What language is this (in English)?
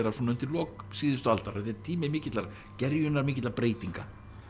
Icelandic